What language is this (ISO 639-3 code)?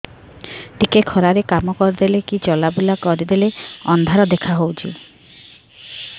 ori